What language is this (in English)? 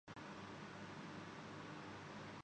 Urdu